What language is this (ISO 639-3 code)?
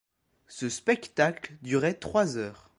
fra